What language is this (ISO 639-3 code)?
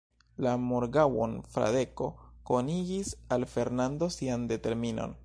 epo